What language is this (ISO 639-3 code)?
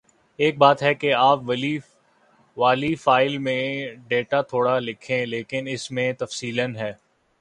urd